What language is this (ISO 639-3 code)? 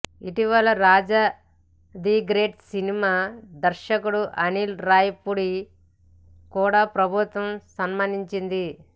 tel